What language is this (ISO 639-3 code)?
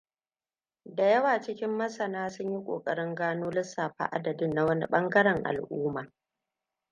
hau